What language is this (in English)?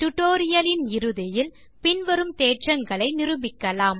Tamil